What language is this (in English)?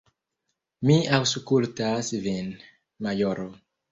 Esperanto